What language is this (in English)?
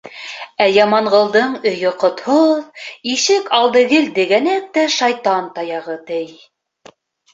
Bashkir